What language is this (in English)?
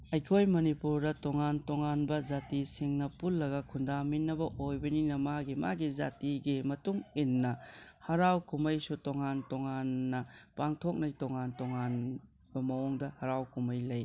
Manipuri